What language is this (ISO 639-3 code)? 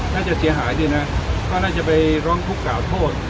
tha